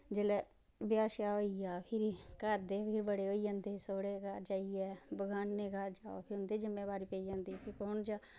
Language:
Dogri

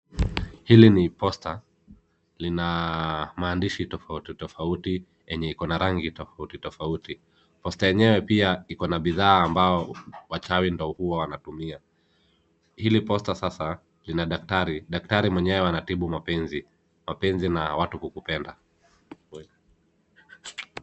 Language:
Swahili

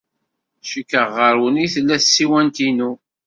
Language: Kabyle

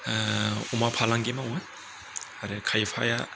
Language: Bodo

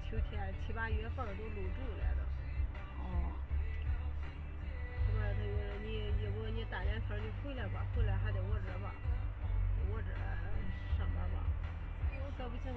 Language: Chinese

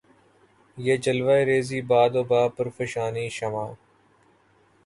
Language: Urdu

